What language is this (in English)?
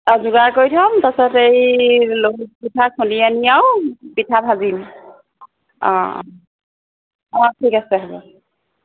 Assamese